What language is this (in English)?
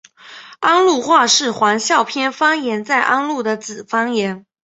Chinese